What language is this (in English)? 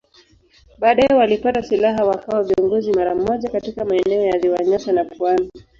Swahili